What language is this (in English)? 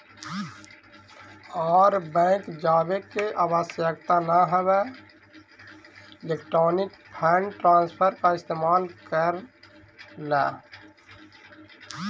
Magahi